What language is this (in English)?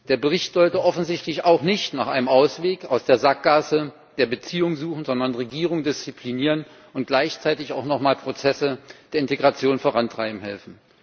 German